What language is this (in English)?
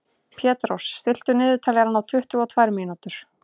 Icelandic